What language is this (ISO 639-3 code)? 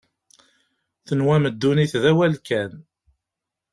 kab